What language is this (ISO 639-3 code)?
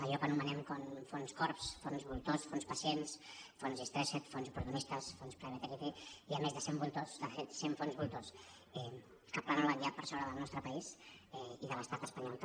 cat